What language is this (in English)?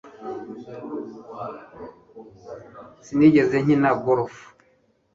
Kinyarwanda